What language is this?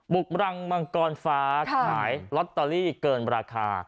Thai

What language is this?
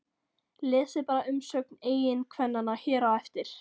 Icelandic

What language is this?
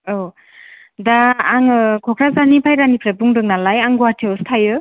Bodo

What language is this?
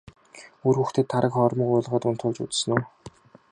Mongolian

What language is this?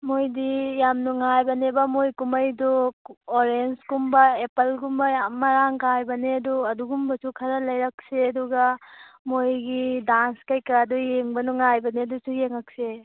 Manipuri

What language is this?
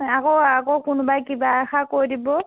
Assamese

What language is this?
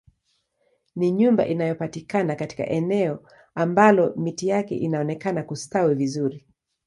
Swahili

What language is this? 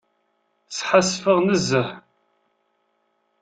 Kabyle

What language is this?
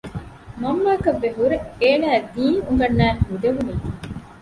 Divehi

